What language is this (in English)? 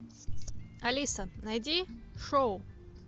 Russian